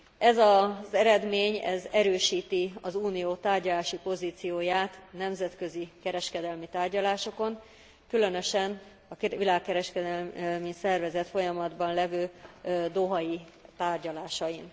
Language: Hungarian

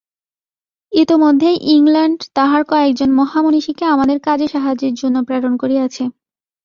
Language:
Bangla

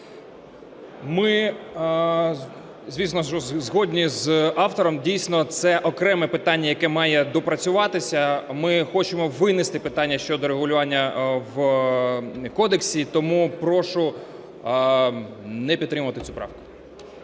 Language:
Ukrainian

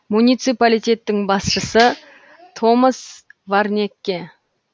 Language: Kazakh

